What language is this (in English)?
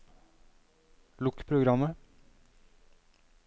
Norwegian